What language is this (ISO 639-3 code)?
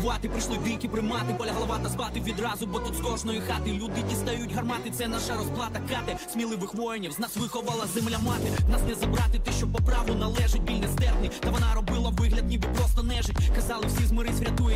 ukr